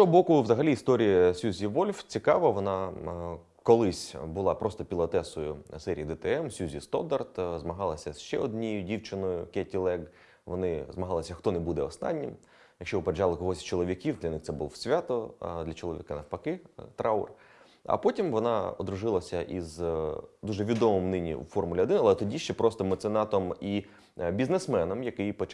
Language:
Ukrainian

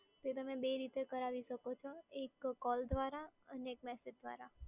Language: Gujarati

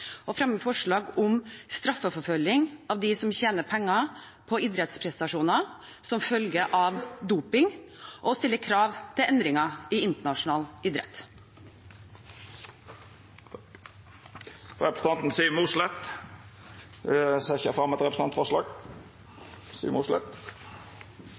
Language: Norwegian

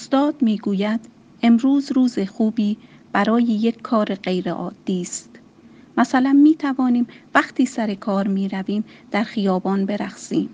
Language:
Persian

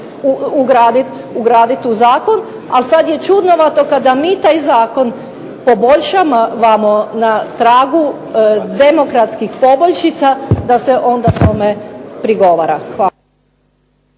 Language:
Croatian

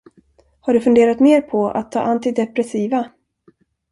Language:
Swedish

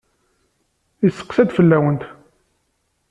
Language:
Kabyle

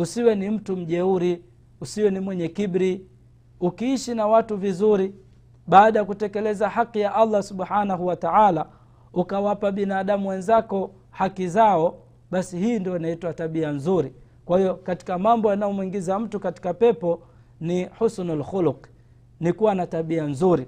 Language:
Swahili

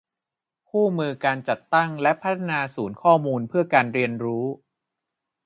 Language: Thai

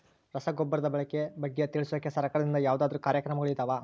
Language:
Kannada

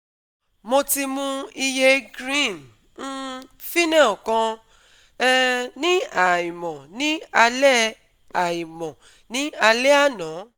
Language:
Yoruba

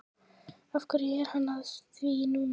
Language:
Icelandic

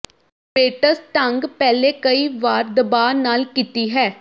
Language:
Punjabi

